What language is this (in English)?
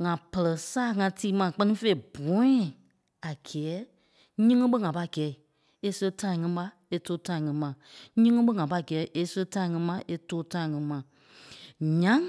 Kpelle